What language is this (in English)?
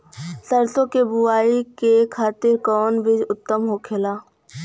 Bhojpuri